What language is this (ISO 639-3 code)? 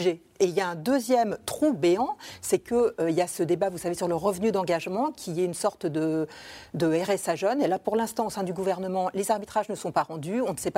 fra